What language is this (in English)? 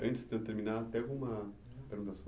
Portuguese